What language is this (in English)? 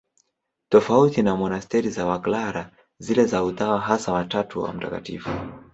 Swahili